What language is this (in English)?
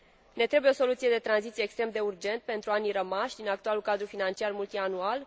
Romanian